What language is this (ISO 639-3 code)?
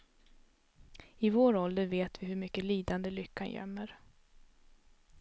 swe